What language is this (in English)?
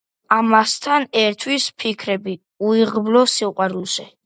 Georgian